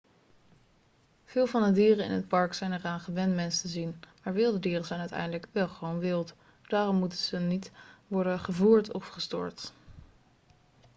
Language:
Dutch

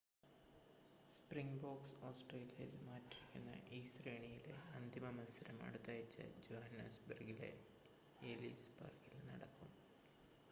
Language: Malayalam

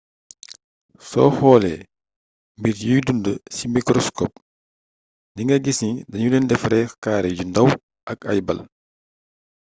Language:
Wolof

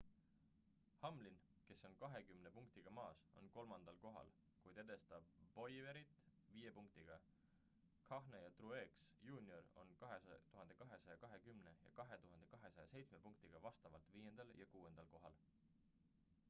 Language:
Estonian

